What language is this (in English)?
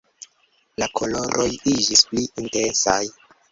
Esperanto